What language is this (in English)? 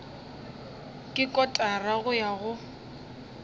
Northern Sotho